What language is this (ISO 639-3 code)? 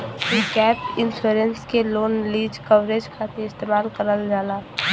bho